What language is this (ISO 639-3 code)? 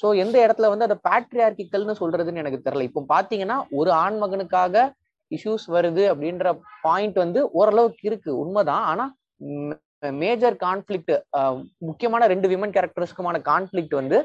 tam